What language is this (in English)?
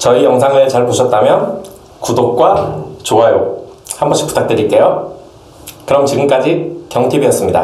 Korean